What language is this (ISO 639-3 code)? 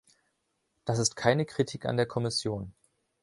deu